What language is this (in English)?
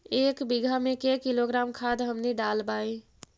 Magahi